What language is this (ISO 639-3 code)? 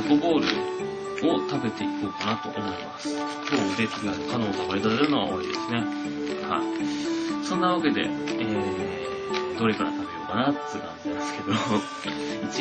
jpn